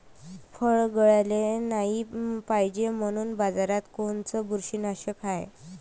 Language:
Marathi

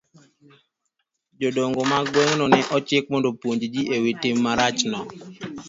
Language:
Luo (Kenya and Tanzania)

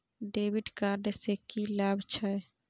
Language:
Maithili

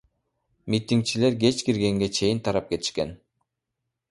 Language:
Kyrgyz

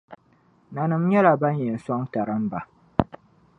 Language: Dagbani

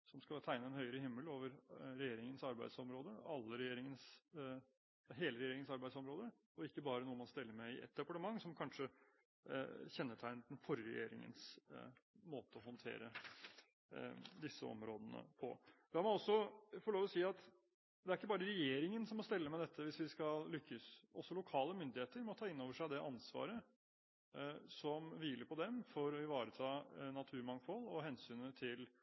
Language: Norwegian Bokmål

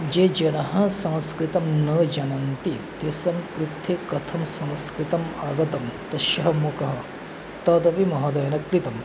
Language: Sanskrit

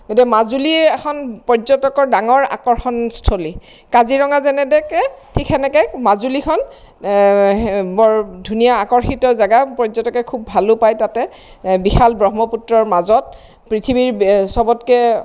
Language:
Assamese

